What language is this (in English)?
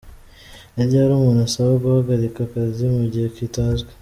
Kinyarwanda